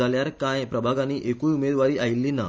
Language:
Konkani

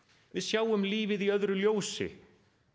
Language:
Icelandic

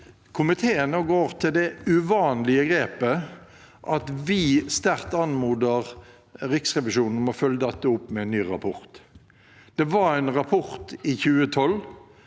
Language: Norwegian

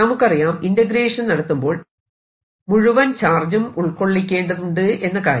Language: Malayalam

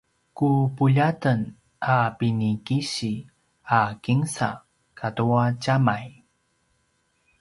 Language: Paiwan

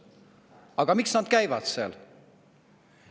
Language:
Estonian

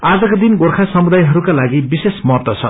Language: Nepali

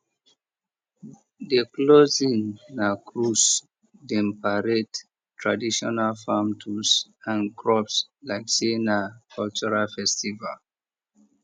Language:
Nigerian Pidgin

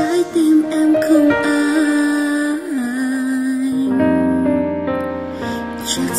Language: Vietnamese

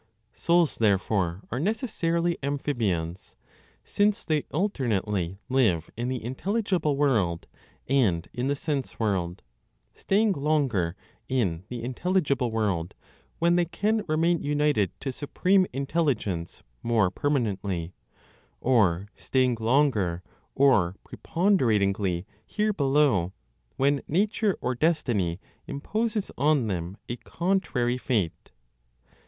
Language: English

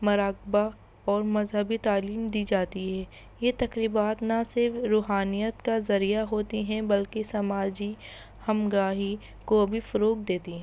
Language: Urdu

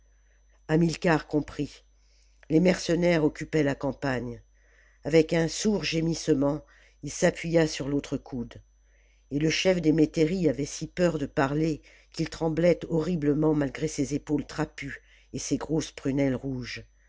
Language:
French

